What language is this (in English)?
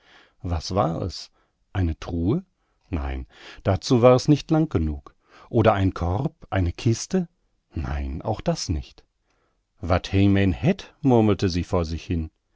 German